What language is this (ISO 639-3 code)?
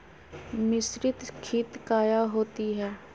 mag